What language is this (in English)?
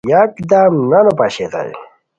Khowar